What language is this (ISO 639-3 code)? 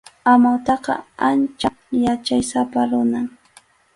qxu